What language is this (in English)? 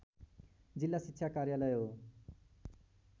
Nepali